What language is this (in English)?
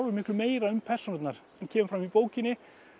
Icelandic